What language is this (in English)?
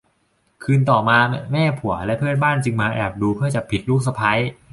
Thai